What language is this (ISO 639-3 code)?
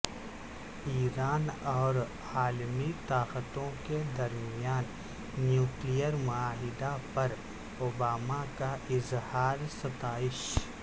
urd